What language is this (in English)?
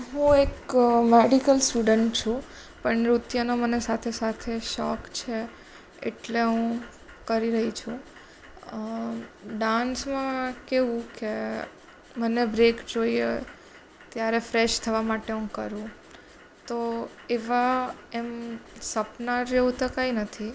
Gujarati